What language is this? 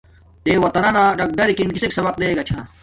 Domaaki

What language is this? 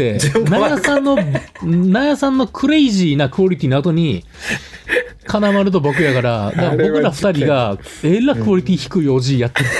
Japanese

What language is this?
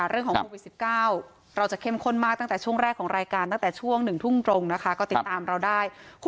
Thai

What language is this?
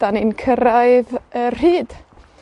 Welsh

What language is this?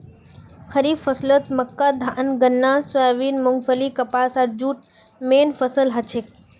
Magahi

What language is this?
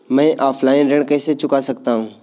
Hindi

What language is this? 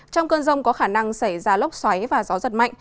Vietnamese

